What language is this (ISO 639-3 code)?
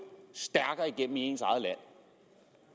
dan